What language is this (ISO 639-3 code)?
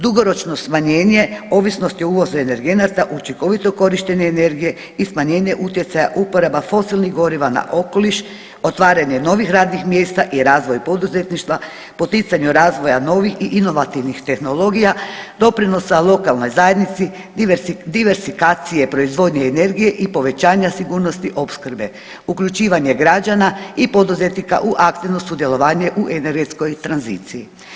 hrv